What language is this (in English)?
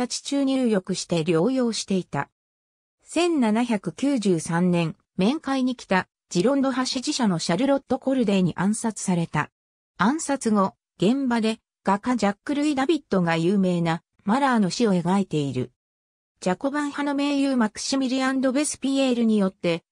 Japanese